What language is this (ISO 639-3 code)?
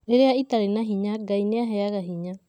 kik